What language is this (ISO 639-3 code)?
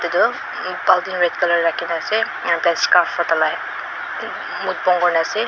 nag